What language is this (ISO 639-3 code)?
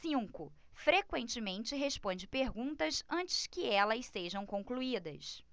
por